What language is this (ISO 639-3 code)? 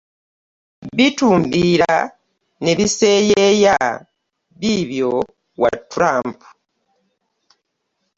lug